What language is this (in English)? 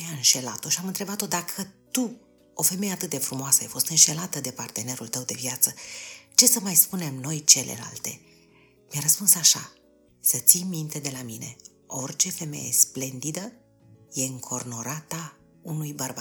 Romanian